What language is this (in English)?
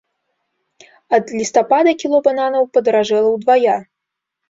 Belarusian